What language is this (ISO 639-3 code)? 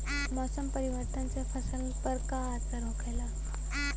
bho